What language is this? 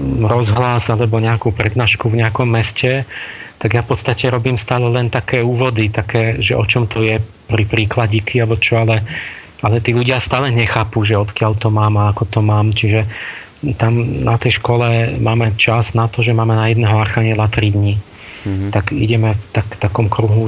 Slovak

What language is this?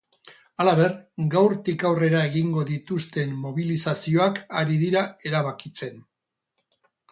Basque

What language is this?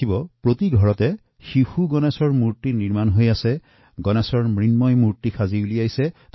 Assamese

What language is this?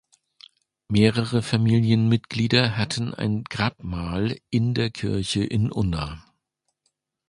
German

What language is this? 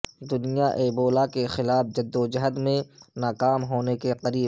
Urdu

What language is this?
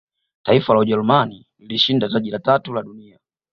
Swahili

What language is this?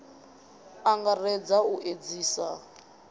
Venda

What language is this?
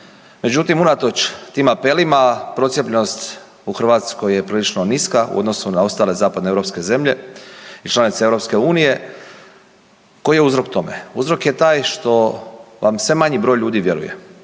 Croatian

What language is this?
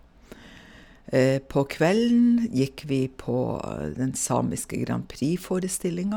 Norwegian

